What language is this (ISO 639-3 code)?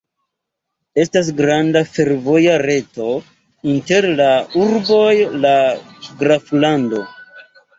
epo